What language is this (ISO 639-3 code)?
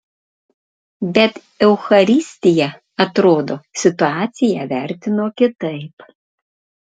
lit